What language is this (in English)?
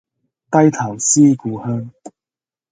Cantonese